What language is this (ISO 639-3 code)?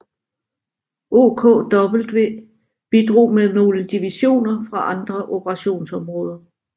dan